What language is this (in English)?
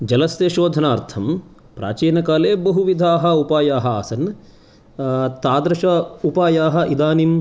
Sanskrit